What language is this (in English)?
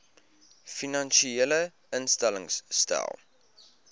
Afrikaans